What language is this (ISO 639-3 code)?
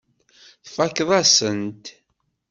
kab